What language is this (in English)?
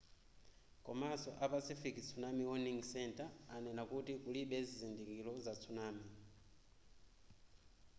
Nyanja